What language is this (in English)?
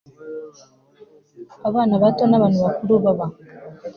Kinyarwanda